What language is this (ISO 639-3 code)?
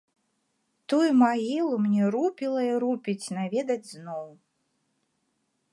bel